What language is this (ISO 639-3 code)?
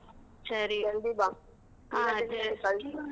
kan